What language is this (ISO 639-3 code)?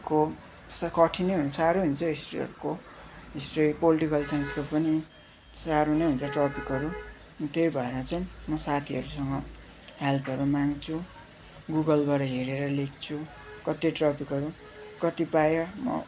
nep